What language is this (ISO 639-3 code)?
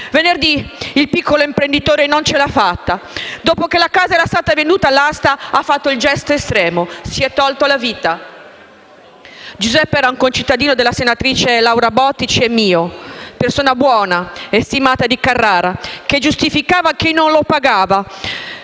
ita